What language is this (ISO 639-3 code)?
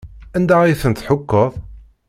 kab